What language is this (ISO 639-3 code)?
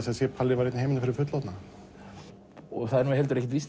isl